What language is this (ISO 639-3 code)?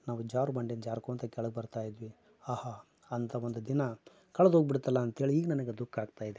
kan